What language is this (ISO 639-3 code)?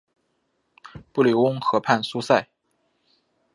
zho